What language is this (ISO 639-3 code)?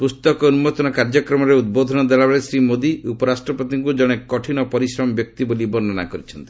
ori